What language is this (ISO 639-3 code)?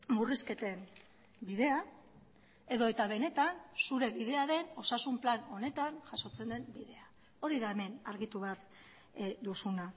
eus